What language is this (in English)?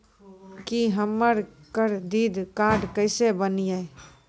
Maithili